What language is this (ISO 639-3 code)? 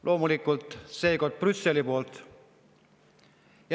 est